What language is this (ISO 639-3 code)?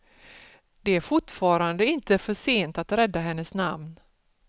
swe